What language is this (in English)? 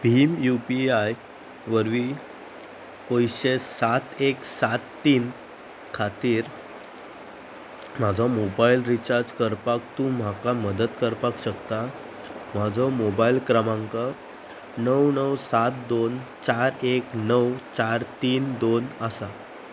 Konkani